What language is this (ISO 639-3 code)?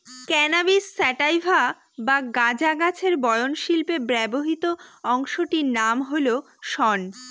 ben